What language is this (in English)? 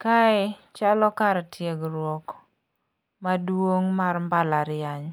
Luo (Kenya and Tanzania)